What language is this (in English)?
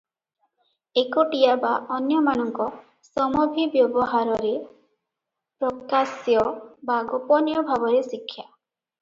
Odia